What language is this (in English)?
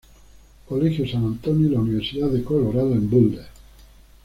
Spanish